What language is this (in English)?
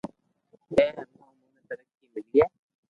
Loarki